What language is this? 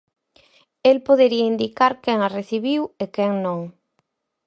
Galician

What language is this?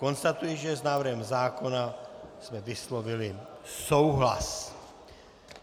Czech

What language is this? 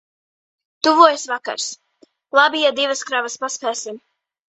Latvian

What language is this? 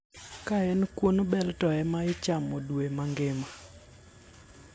Luo (Kenya and Tanzania)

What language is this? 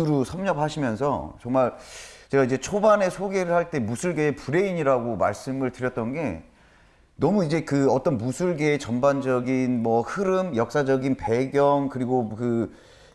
Korean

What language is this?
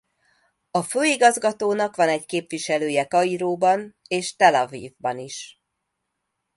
Hungarian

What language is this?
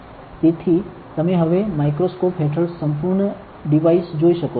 Gujarati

